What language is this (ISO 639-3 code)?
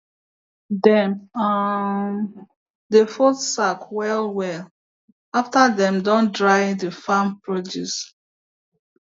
pcm